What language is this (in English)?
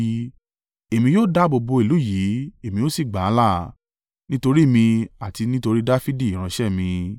Yoruba